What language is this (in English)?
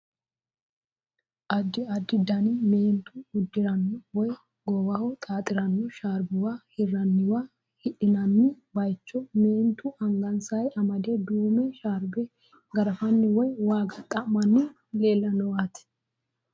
Sidamo